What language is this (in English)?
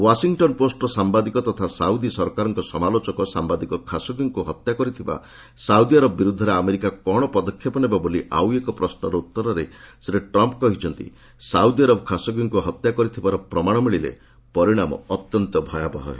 Odia